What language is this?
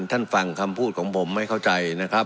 Thai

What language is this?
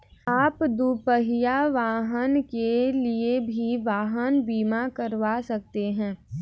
Hindi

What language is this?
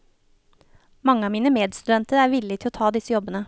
Norwegian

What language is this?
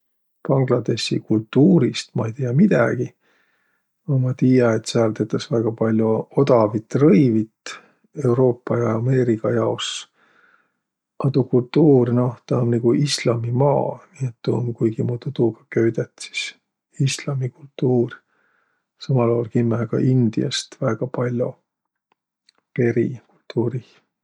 Võro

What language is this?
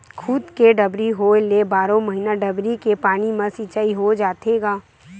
Chhattisgarhi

